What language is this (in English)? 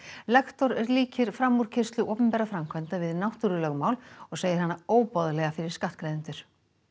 Icelandic